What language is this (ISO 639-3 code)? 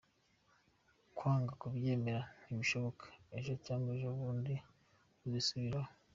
kin